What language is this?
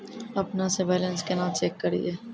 Maithili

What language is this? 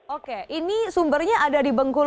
Indonesian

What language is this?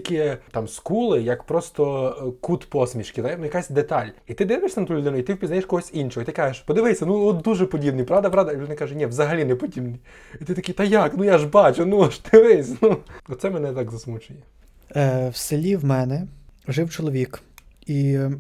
Ukrainian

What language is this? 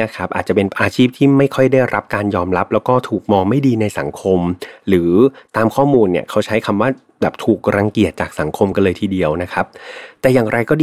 Thai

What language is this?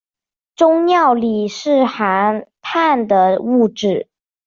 Chinese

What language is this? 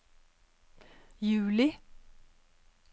Norwegian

